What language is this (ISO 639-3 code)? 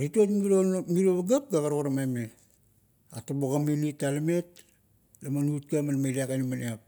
kto